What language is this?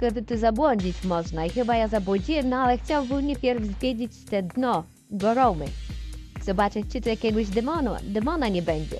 Polish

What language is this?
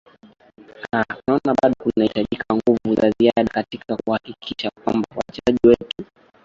Swahili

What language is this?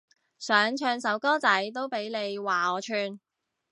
Cantonese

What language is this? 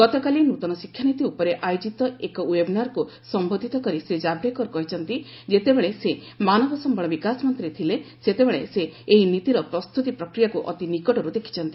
Odia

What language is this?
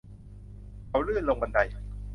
Thai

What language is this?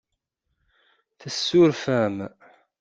Kabyle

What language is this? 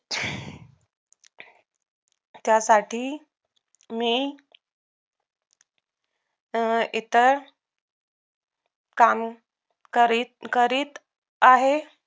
Marathi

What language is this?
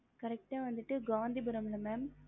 Tamil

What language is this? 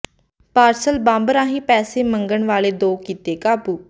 Punjabi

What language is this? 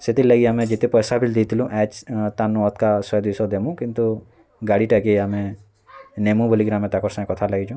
Odia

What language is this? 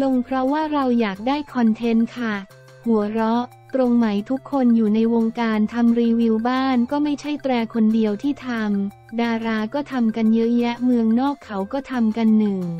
Thai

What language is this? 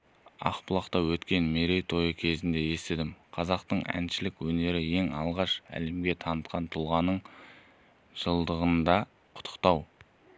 Kazakh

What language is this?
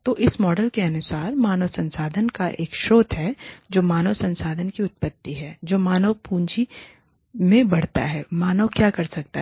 Hindi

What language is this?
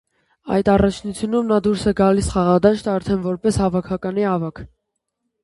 Armenian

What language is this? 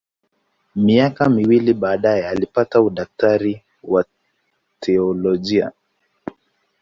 Swahili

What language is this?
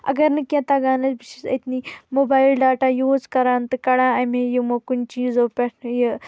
Kashmiri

